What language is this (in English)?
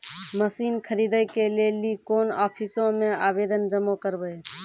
Maithili